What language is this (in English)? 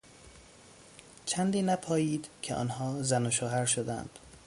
Persian